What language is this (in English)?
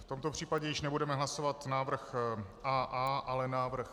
Czech